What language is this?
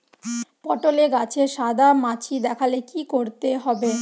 Bangla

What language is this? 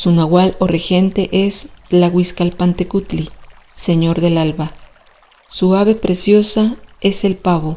Spanish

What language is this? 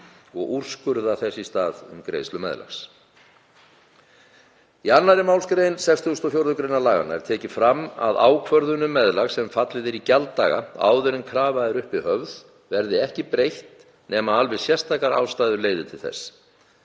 Icelandic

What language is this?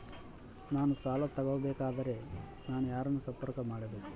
Kannada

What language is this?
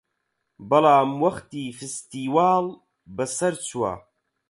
Central Kurdish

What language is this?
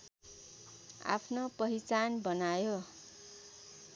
Nepali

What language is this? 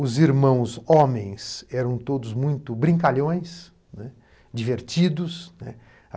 Portuguese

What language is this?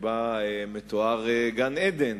Hebrew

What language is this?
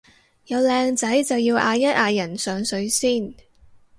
Cantonese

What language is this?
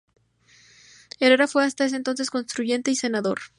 Spanish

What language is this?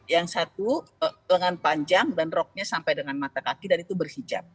Indonesian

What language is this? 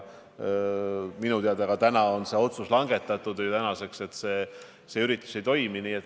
Estonian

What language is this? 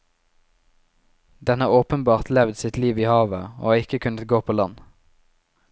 Norwegian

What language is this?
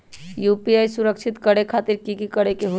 Magahi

